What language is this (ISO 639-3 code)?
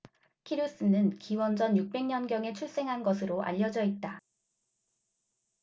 kor